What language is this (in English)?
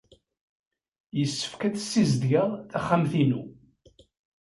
Kabyle